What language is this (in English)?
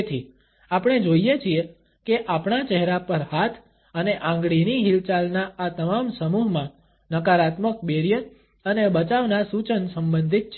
Gujarati